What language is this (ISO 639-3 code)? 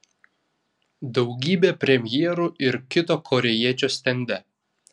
lit